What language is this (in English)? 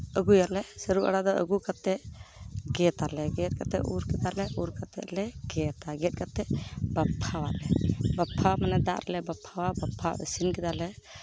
Santali